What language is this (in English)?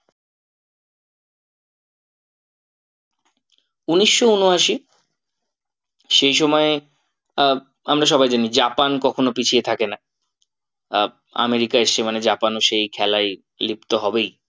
Bangla